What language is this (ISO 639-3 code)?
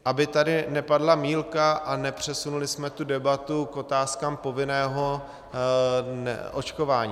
ces